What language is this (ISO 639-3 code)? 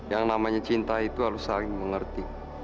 ind